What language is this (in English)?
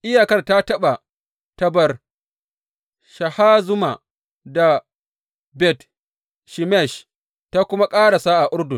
Hausa